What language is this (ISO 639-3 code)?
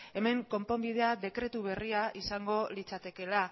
eus